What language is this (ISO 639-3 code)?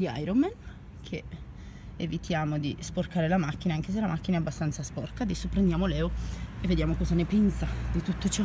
ita